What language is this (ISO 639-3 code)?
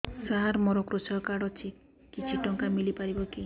ori